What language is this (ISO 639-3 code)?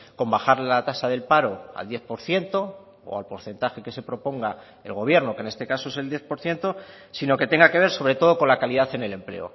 spa